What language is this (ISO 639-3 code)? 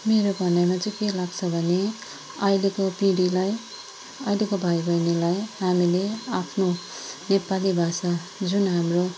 nep